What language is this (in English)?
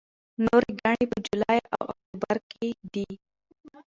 Pashto